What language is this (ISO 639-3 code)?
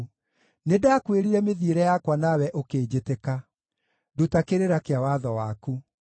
kik